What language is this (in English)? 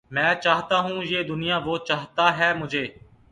Urdu